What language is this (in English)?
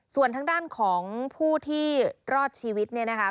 Thai